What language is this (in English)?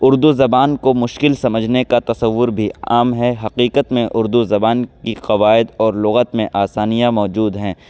Urdu